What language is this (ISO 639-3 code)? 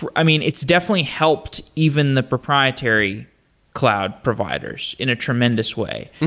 eng